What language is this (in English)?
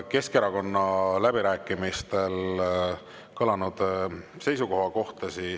Estonian